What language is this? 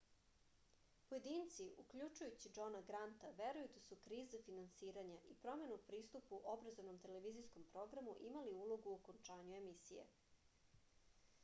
Serbian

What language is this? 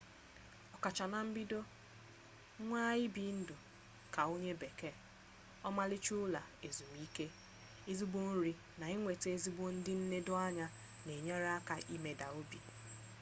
Igbo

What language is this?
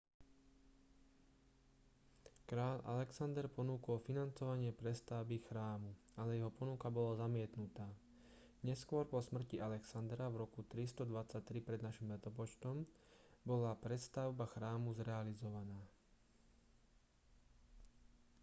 Slovak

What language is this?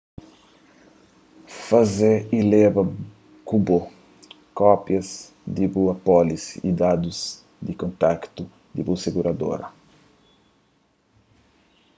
Kabuverdianu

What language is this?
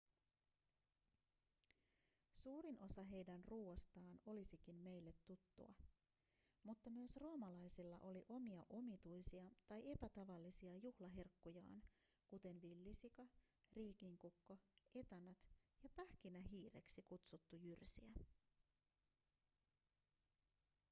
Finnish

